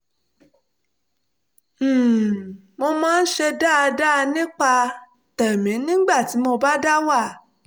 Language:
Yoruba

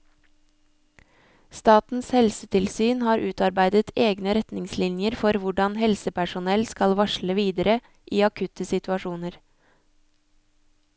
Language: Norwegian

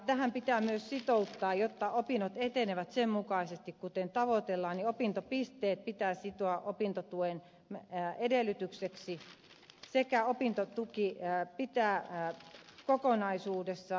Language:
Finnish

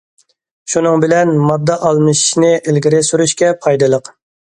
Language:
Uyghur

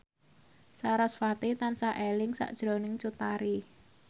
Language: Javanese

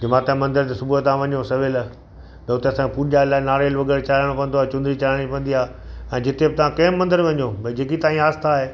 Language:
Sindhi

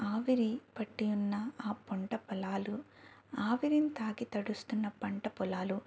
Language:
Telugu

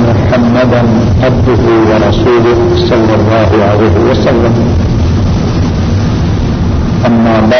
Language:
Urdu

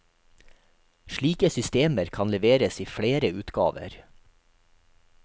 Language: Norwegian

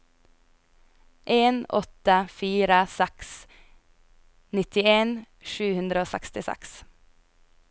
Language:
Norwegian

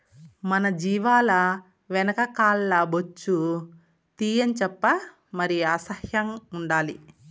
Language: Telugu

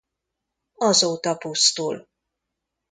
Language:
Hungarian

